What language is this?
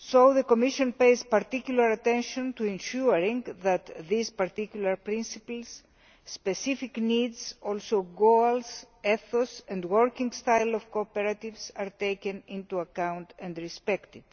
English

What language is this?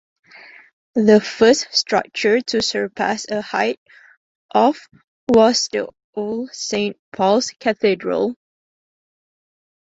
English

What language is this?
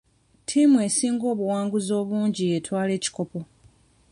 Ganda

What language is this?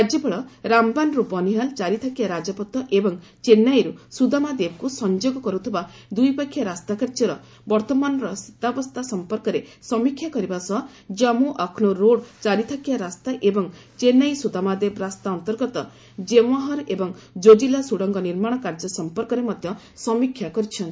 Odia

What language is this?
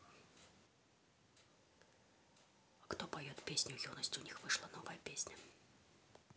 Russian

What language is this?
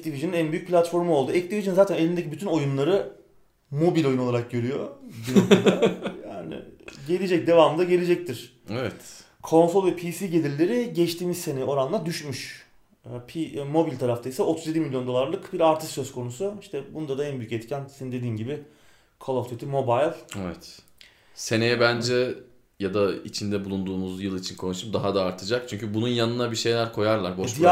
Turkish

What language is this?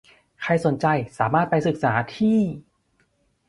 Thai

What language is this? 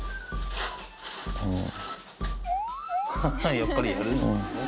Japanese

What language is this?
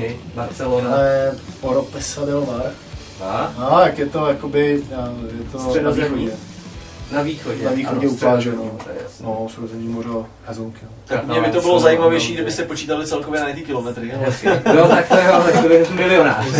Czech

